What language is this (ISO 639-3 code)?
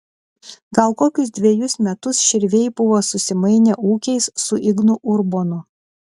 lit